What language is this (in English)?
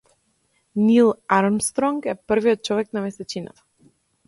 Macedonian